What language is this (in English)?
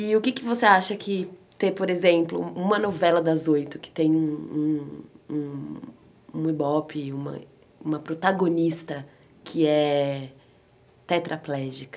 Portuguese